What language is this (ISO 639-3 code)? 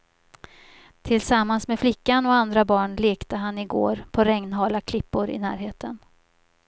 swe